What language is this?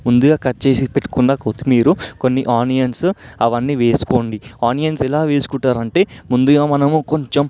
Telugu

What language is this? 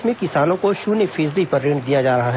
Hindi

